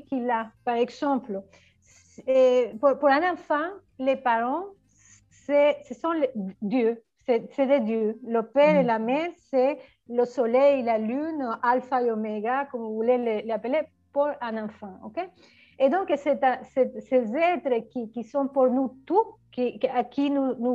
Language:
French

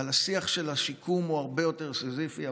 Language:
Hebrew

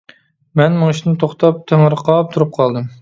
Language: Uyghur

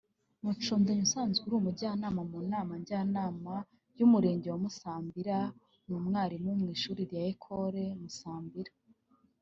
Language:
Kinyarwanda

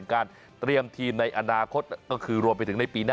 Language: Thai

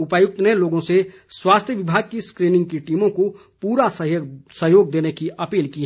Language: Hindi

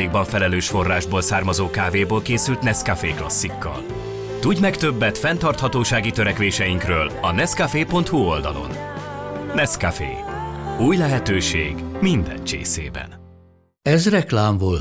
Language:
Hungarian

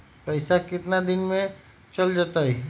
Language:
Magahi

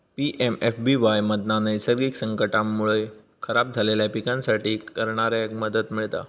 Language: Marathi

